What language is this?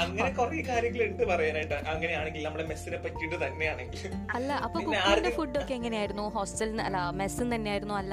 Malayalam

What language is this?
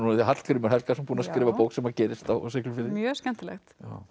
Icelandic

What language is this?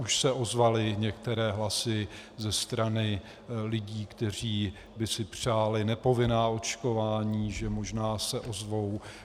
Czech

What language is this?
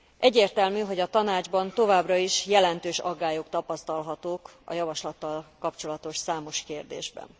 Hungarian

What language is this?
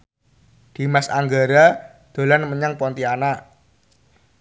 Javanese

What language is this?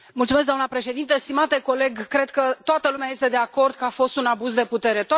Romanian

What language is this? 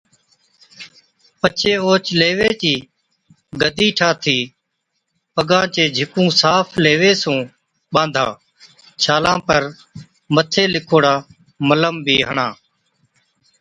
Od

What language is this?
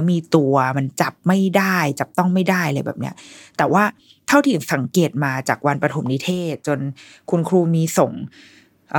Thai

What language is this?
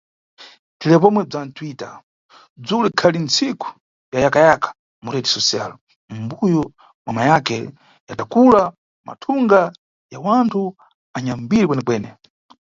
Nyungwe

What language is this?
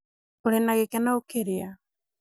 Kikuyu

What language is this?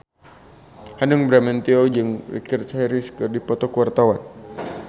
Sundanese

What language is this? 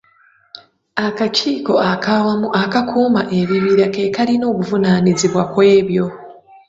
Ganda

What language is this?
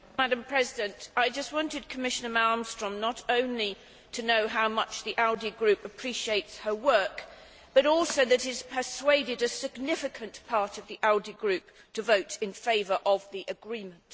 English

